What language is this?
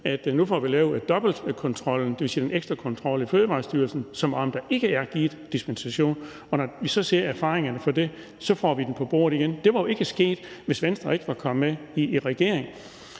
Danish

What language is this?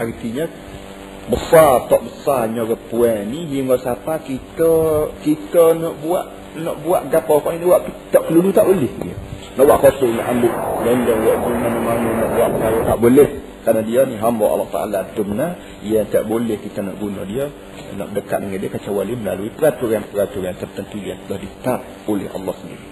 Malay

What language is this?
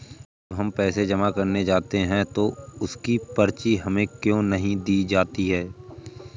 Hindi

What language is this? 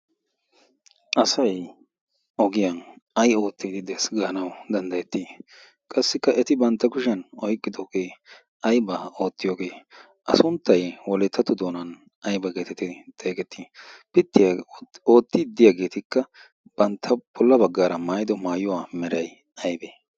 Wolaytta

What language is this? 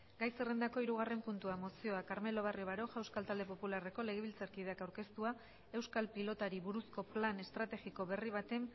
Basque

